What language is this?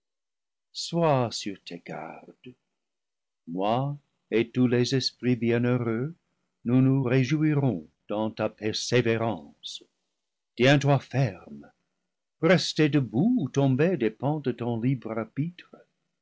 French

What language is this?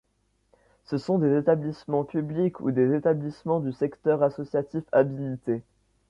French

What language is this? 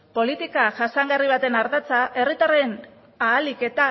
Basque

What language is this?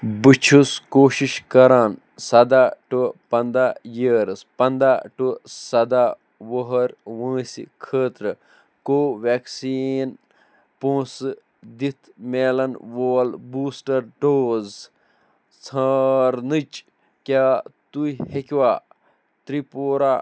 Kashmiri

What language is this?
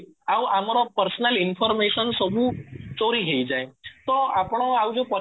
Odia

